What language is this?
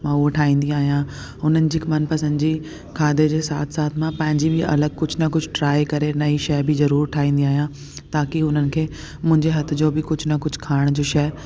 Sindhi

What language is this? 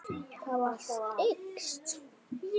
Icelandic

